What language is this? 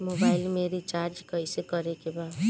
Bhojpuri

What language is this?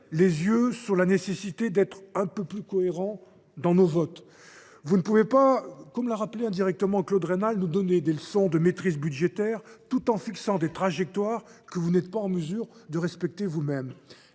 French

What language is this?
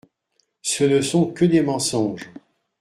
French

